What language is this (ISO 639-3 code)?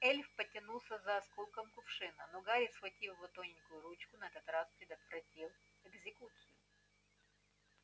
rus